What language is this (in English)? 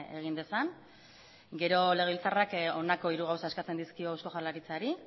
Basque